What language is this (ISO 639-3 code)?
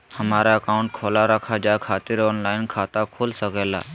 mag